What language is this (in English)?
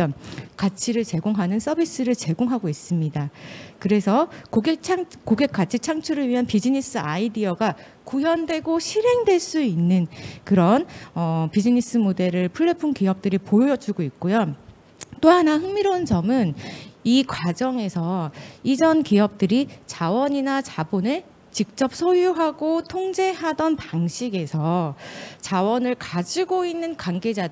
Korean